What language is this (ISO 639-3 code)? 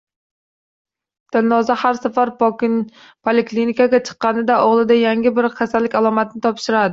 uzb